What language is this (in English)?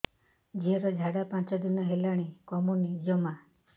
Odia